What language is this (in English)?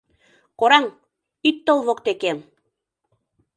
Mari